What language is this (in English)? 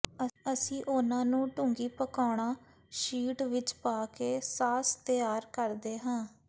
Punjabi